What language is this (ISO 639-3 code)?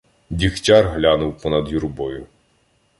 ukr